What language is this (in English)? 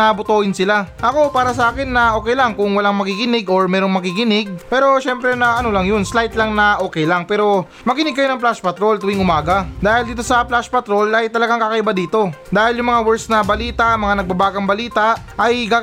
Filipino